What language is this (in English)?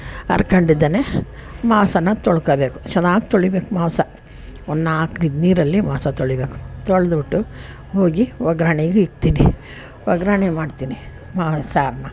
Kannada